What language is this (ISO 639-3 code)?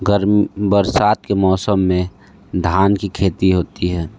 hin